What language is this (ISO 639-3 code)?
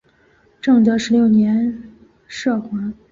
zho